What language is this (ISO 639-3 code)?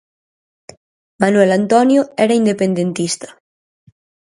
glg